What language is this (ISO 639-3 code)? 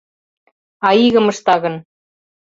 chm